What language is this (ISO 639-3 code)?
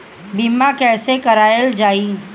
bho